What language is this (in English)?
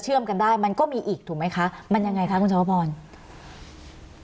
Thai